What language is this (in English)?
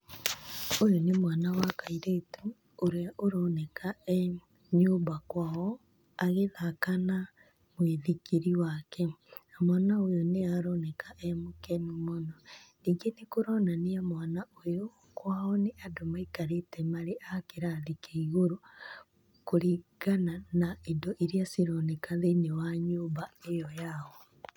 Kikuyu